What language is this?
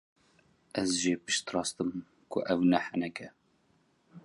Kurdish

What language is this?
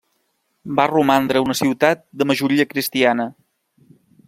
Catalan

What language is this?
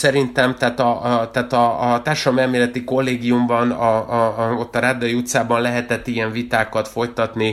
Hungarian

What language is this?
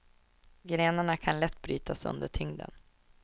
Swedish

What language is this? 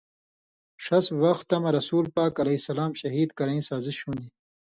Indus Kohistani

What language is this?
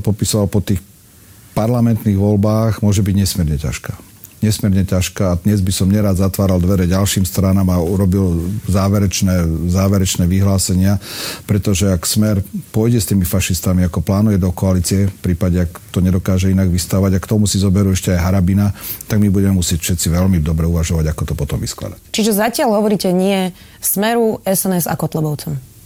Slovak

